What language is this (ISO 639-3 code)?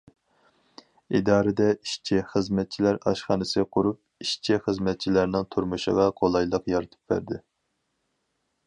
uig